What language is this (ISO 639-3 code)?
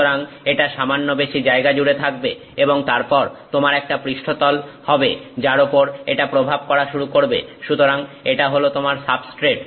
ben